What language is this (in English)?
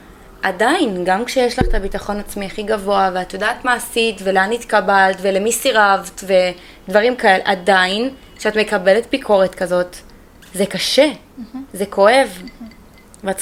Hebrew